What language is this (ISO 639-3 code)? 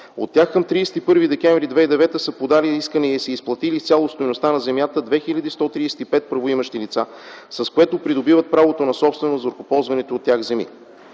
bul